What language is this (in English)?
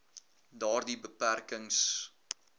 Afrikaans